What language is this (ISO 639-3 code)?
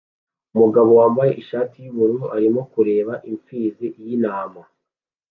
kin